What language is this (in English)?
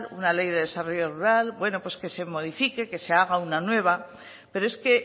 Spanish